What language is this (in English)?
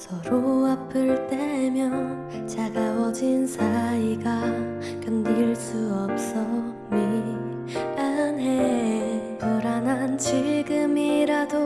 Korean